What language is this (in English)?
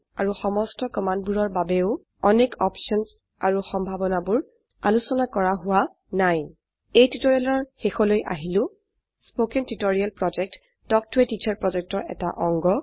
Assamese